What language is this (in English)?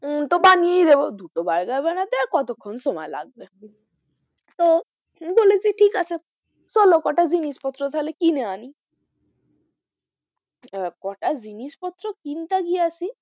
Bangla